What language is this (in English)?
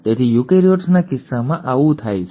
Gujarati